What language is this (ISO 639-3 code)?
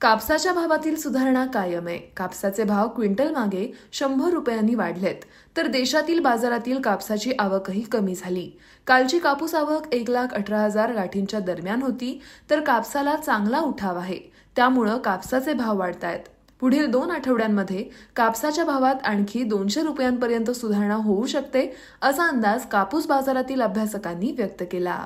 mar